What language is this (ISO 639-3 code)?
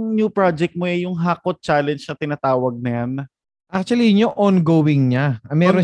fil